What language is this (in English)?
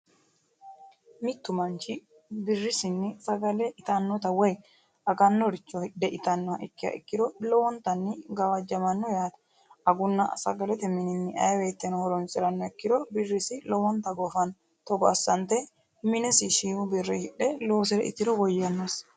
Sidamo